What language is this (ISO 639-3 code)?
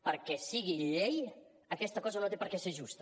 cat